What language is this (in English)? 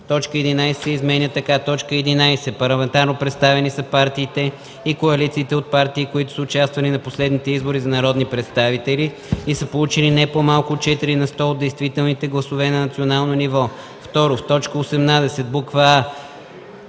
Bulgarian